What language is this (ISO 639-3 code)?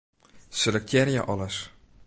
fry